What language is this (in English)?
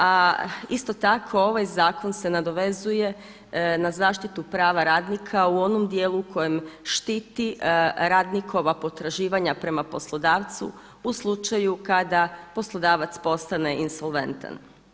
Croatian